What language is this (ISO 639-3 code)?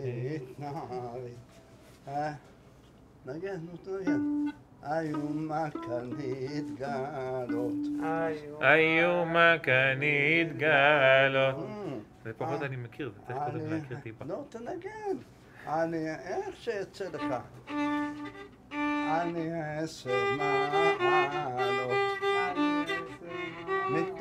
heb